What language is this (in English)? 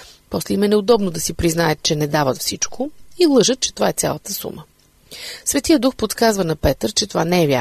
Bulgarian